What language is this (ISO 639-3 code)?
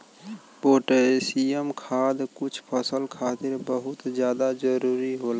bho